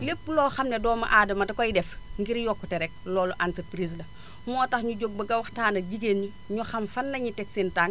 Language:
Wolof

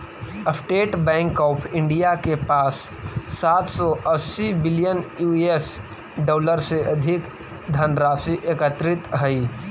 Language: Magahi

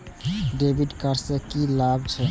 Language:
Maithili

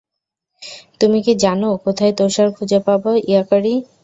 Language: Bangla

